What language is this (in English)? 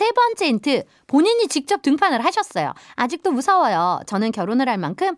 Korean